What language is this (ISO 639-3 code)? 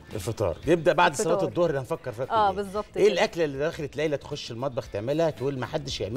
ara